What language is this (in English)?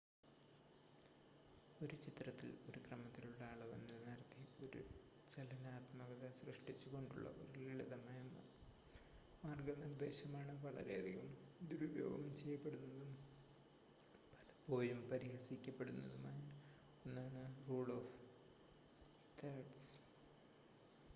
Malayalam